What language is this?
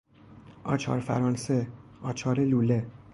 Persian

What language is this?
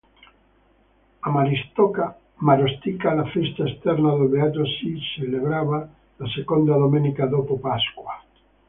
Italian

